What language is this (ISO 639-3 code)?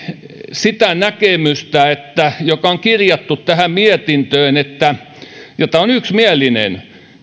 fin